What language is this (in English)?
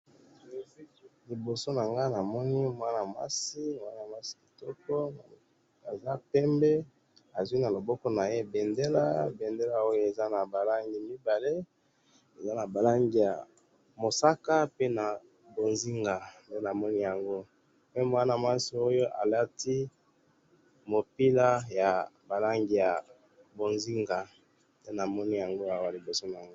Lingala